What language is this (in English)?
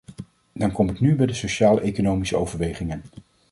Dutch